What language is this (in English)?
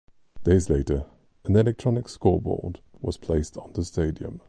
English